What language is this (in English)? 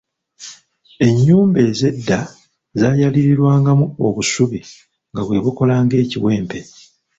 Ganda